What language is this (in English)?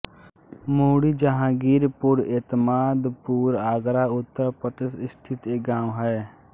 Hindi